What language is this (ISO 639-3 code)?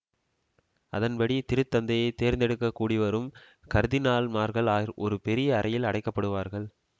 tam